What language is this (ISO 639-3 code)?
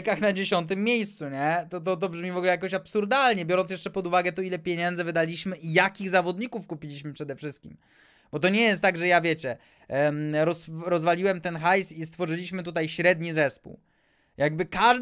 pol